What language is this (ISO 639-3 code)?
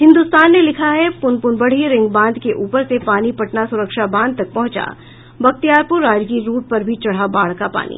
hin